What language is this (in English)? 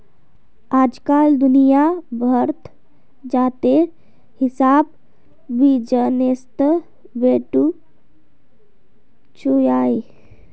Magahi